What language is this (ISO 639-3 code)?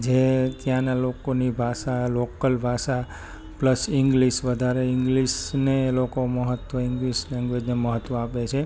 guj